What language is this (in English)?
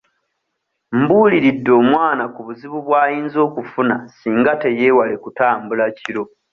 Ganda